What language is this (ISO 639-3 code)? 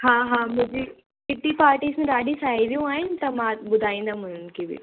snd